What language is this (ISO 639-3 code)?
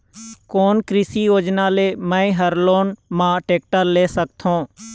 hne